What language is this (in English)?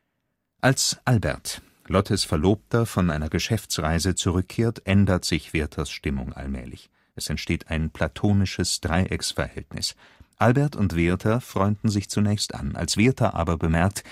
German